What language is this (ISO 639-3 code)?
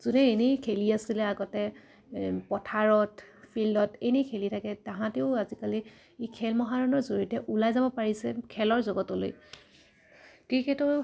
asm